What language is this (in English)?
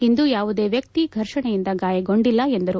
Kannada